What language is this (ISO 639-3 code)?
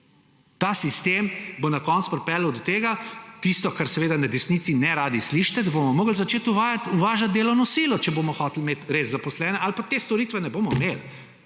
slv